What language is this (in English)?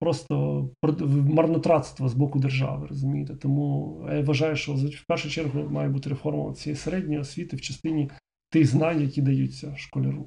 Ukrainian